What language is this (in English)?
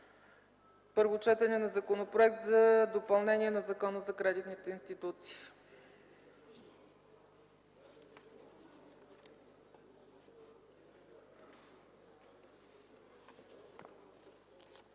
Bulgarian